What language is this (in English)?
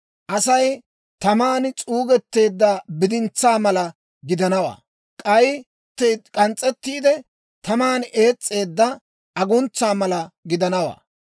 Dawro